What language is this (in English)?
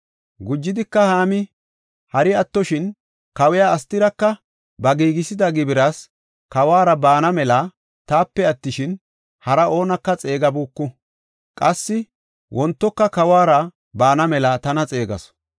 Gofa